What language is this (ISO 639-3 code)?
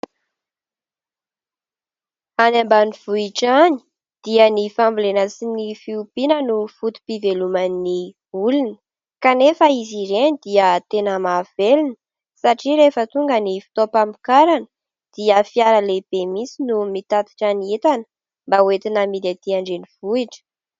mlg